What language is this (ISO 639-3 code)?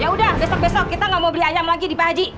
ind